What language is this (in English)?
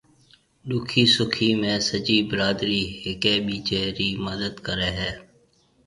Marwari (Pakistan)